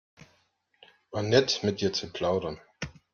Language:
German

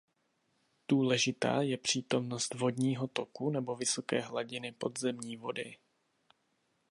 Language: Czech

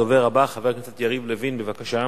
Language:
Hebrew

